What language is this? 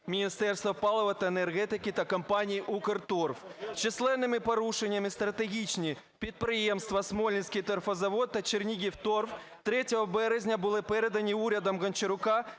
Ukrainian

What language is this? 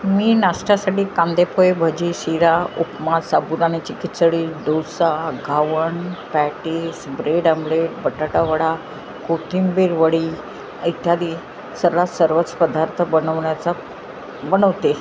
Marathi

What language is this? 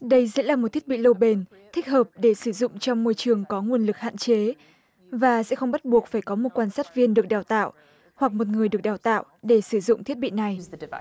Vietnamese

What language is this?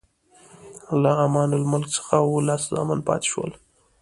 Pashto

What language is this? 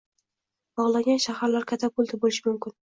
Uzbek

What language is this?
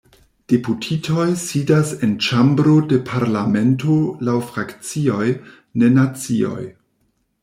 Esperanto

